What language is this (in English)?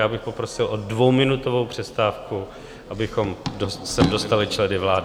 Czech